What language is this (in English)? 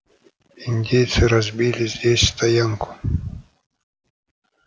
Russian